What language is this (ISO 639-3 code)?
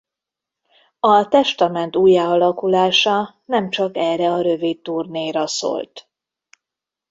hun